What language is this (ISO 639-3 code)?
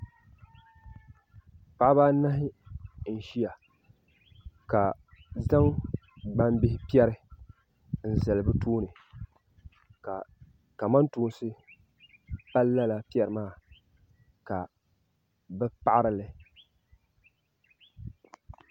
dag